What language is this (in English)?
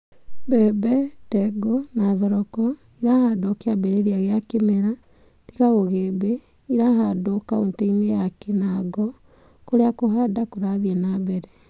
Kikuyu